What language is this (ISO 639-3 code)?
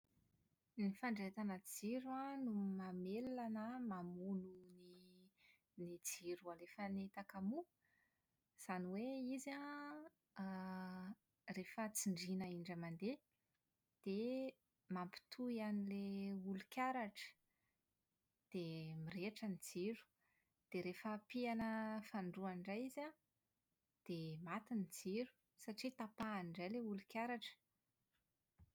mlg